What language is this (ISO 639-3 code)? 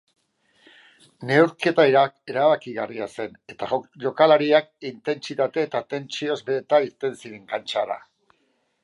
eus